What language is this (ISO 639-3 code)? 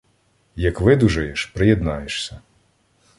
ukr